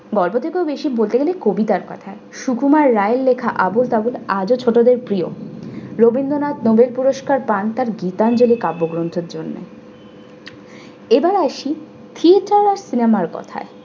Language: Bangla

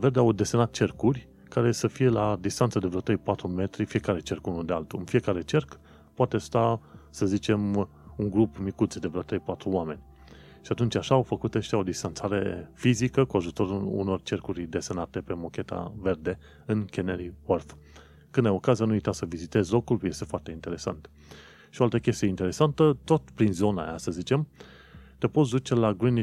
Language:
Romanian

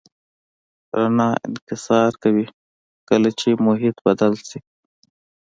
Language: Pashto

